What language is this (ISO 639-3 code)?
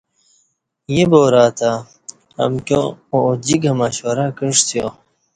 bsh